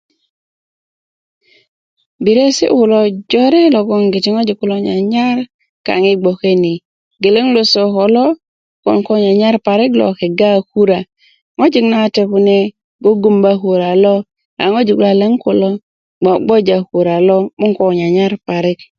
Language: Kuku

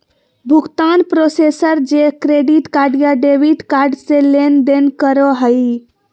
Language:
Magahi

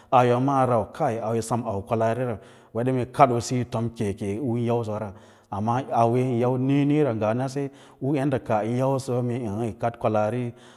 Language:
Lala-Roba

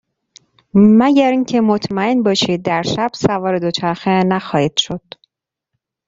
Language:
Persian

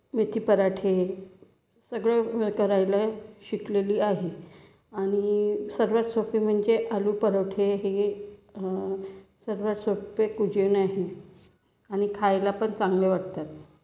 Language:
Marathi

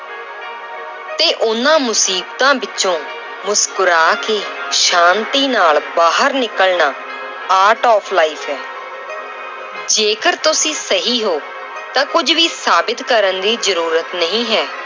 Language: Punjabi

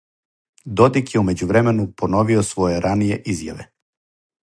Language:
Serbian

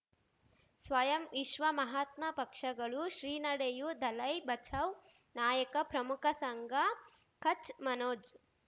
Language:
Kannada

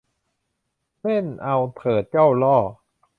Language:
Thai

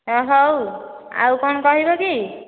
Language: Odia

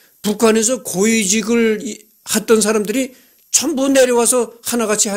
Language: Korean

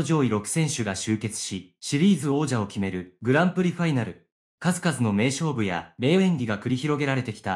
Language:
Japanese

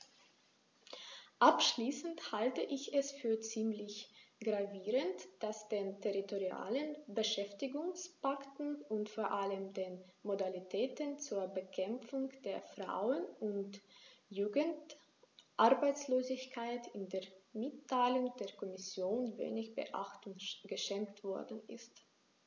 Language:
German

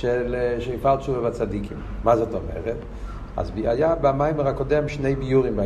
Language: Hebrew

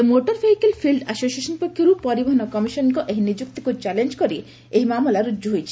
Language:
Odia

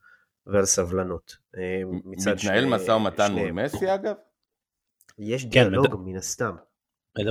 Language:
Hebrew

